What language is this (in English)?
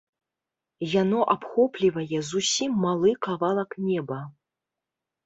Belarusian